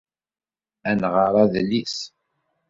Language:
Kabyle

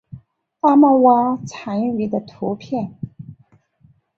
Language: Chinese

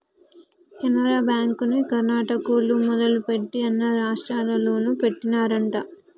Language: Telugu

